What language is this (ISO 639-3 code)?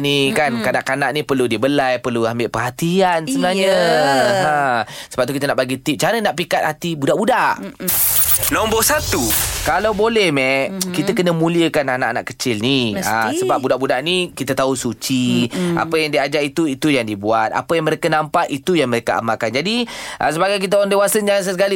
msa